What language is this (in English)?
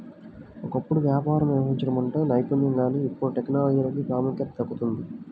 Telugu